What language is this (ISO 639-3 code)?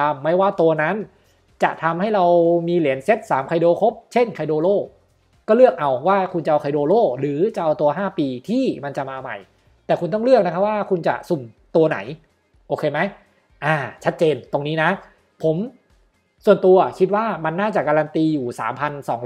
tha